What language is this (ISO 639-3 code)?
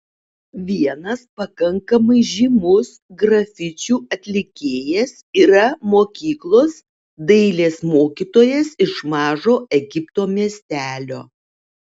lit